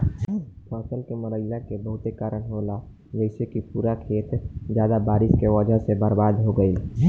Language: Bhojpuri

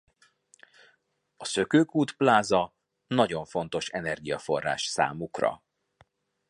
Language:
Hungarian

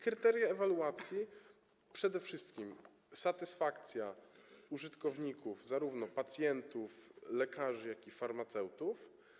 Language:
Polish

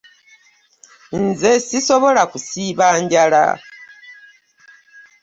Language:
Ganda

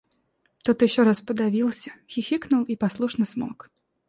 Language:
Russian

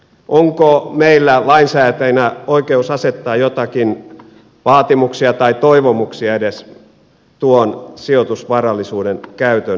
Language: Finnish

